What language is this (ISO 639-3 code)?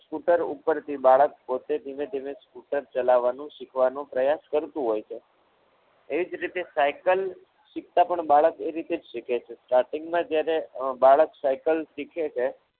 guj